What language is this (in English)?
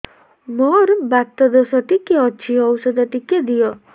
Odia